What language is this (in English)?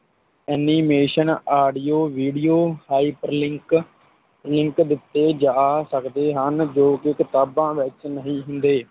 Punjabi